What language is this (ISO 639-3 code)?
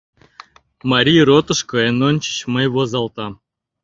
chm